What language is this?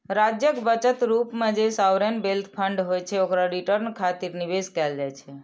Maithili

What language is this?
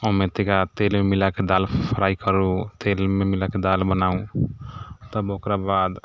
Maithili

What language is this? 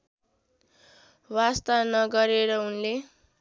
Nepali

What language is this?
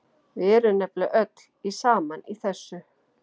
Icelandic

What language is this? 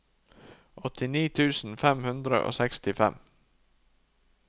Norwegian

